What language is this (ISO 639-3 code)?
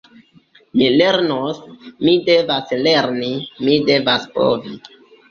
epo